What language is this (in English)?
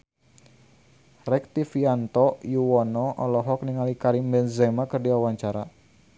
Sundanese